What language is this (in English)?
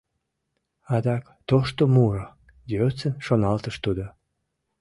Mari